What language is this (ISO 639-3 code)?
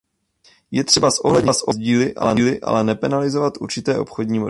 ces